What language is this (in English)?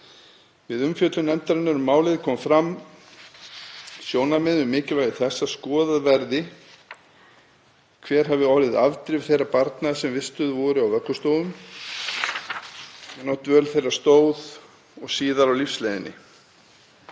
Icelandic